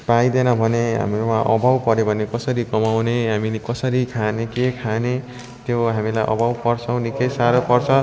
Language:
Nepali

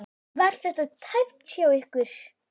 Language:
Icelandic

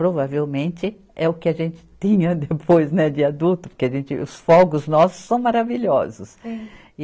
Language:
Portuguese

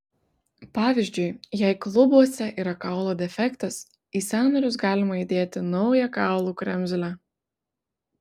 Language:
Lithuanian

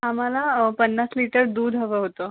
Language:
Marathi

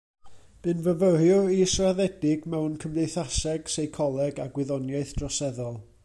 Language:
Welsh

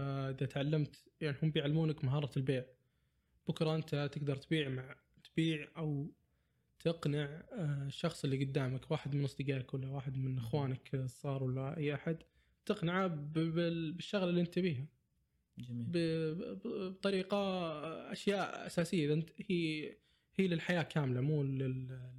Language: Arabic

